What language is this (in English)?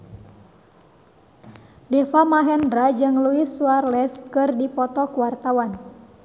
Sundanese